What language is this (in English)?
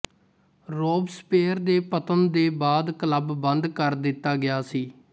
Punjabi